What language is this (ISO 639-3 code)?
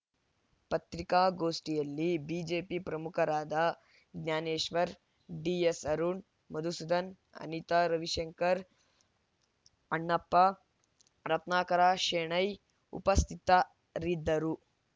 kan